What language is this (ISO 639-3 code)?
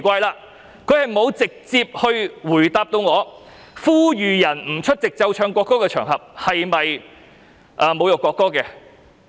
yue